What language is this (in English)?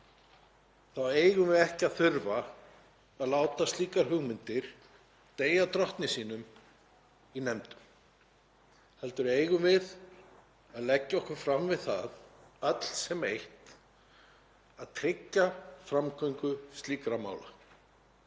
Icelandic